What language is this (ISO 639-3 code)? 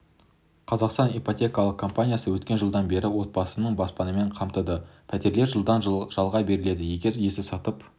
kaz